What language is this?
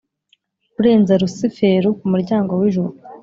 Kinyarwanda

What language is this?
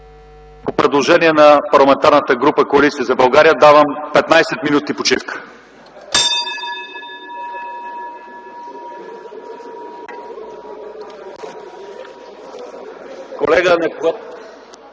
Bulgarian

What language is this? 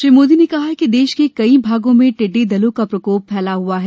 Hindi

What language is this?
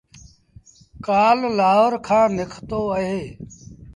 Sindhi Bhil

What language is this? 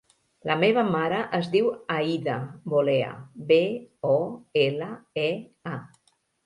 Catalan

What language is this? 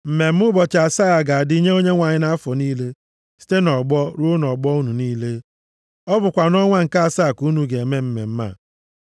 Igbo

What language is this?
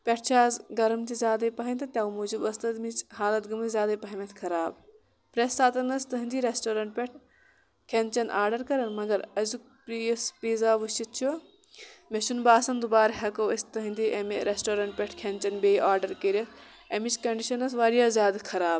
Kashmiri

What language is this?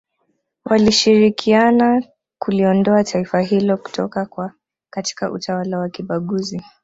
Swahili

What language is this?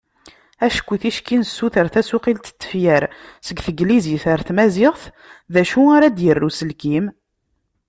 Kabyle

